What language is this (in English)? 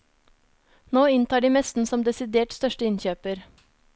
Norwegian